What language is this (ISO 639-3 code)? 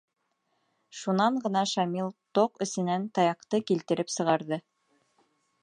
bak